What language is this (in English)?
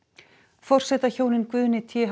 Icelandic